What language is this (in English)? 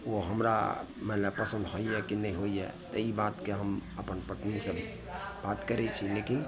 Maithili